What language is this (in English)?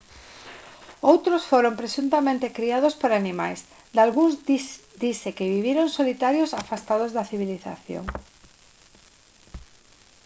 Galician